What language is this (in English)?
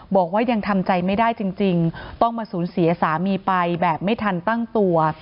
Thai